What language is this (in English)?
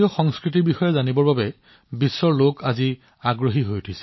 Assamese